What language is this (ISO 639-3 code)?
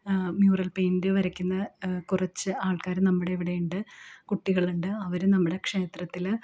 mal